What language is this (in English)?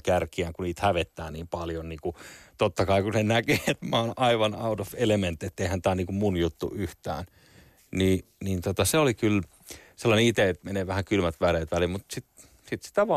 Finnish